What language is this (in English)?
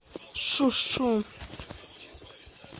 Russian